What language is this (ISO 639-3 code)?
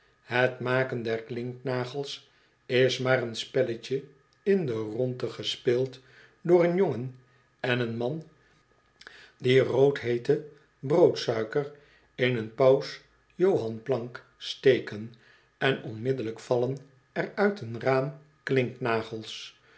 nld